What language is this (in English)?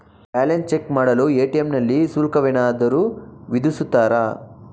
Kannada